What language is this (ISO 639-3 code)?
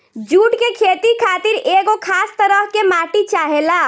bho